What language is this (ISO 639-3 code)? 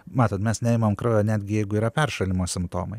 lit